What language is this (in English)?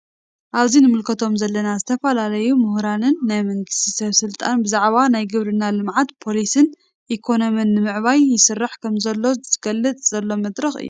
Tigrinya